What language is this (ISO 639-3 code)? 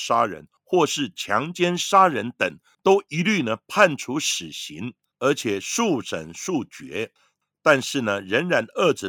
zho